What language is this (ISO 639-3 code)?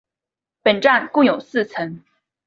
zho